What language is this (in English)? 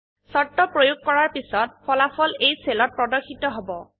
Assamese